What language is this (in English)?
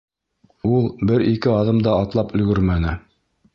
Bashkir